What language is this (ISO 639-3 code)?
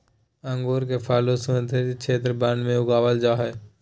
mag